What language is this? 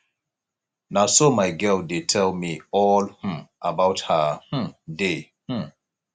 Nigerian Pidgin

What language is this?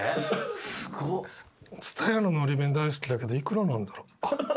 Japanese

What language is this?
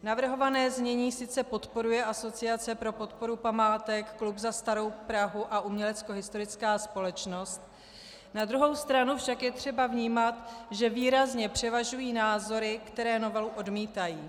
Czech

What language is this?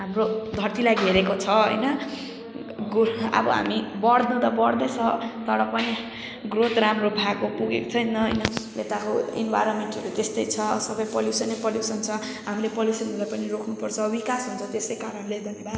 Nepali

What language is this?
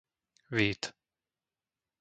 Slovak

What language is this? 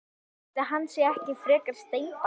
Icelandic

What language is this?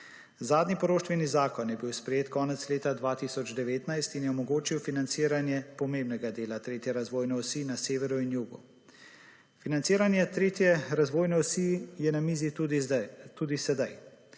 Slovenian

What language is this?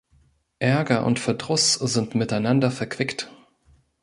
German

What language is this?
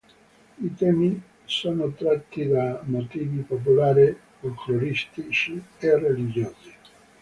Italian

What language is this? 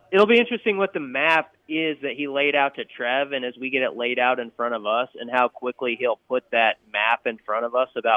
English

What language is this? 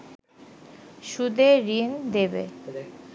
Bangla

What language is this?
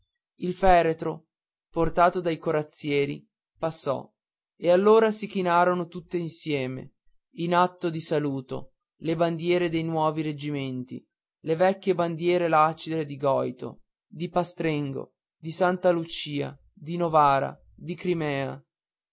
Italian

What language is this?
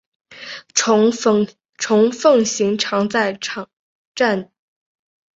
Chinese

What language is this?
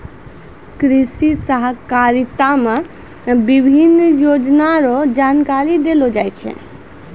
Maithili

